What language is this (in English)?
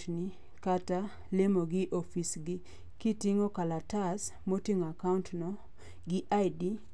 Luo (Kenya and Tanzania)